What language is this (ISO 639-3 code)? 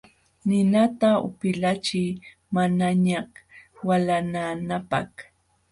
qxw